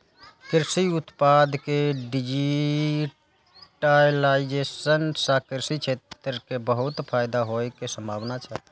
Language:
Maithili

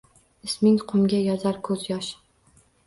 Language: Uzbek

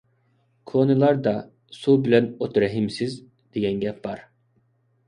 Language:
Uyghur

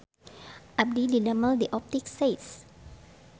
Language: Sundanese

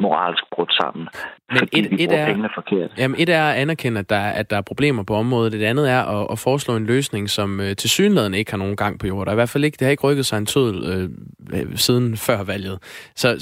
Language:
Danish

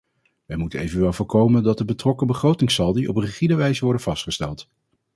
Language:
Dutch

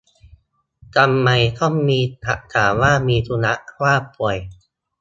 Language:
Thai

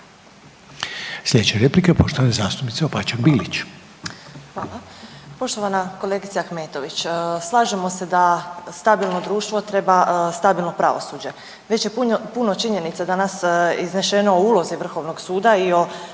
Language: Croatian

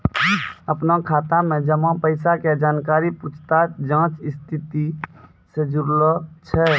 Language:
Maithili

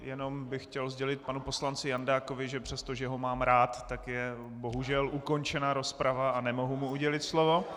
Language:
Czech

